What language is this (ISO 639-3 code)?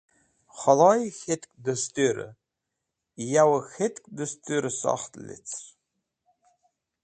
wbl